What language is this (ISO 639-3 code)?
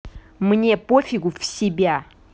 rus